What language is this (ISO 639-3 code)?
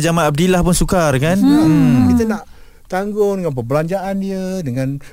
msa